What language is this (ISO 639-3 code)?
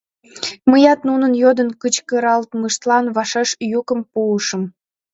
chm